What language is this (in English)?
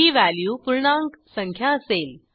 Marathi